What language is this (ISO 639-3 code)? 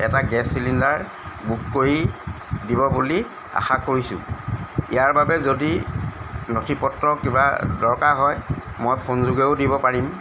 asm